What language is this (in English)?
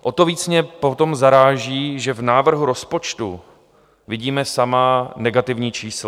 Czech